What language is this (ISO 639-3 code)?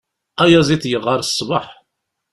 kab